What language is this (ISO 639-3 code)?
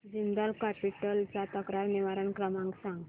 mar